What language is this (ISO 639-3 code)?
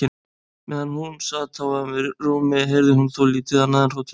isl